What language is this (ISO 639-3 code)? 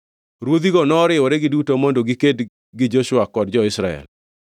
luo